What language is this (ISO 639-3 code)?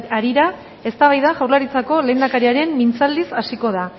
eus